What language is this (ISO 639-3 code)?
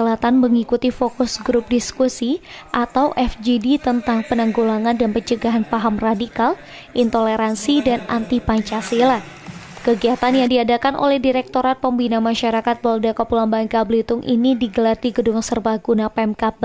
ind